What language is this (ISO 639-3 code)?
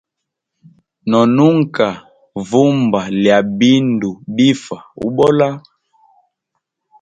hem